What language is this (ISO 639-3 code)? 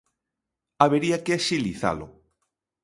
glg